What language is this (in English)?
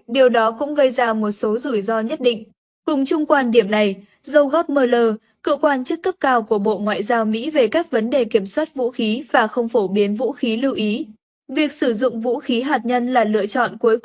Vietnamese